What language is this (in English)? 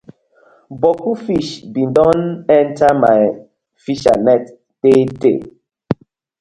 Nigerian Pidgin